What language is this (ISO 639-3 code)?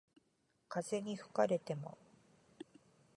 jpn